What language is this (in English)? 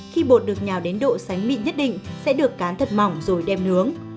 Vietnamese